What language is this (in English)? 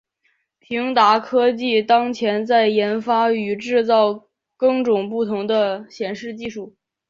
Chinese